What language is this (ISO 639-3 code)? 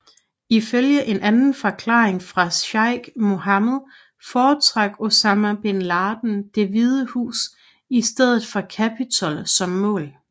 dan